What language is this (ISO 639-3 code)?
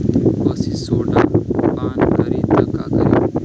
bho